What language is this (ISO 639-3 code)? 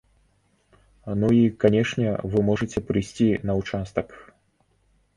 bel